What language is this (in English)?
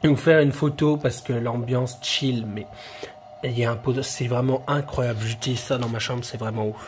French